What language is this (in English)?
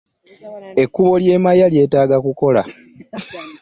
Ganda